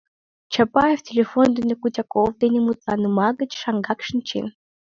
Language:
Mari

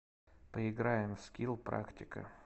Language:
Russian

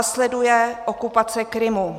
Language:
Czech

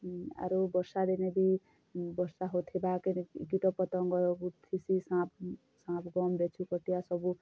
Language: Odia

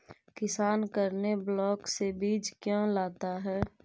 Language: Magahi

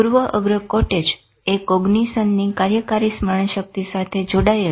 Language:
Gujarati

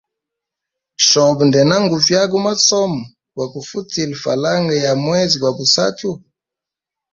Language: Hemba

